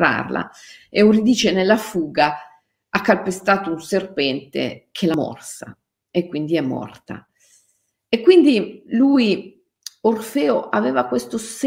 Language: Italian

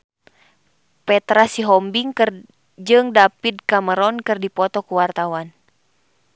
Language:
Sundanese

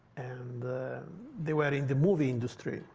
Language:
English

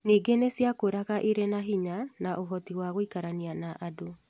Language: Kikuyu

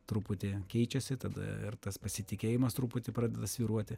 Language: Lithuanian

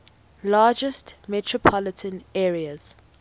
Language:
English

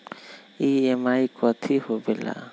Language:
Magahi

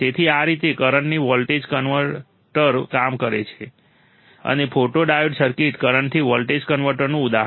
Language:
Gujarati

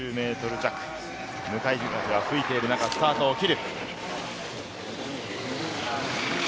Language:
Japanese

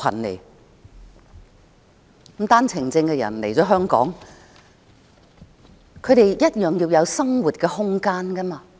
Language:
Cantonese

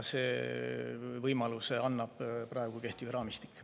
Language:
Estonian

